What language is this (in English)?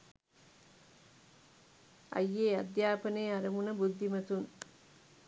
Sinhala